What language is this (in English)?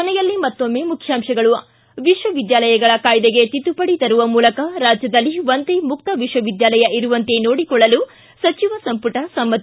Kannada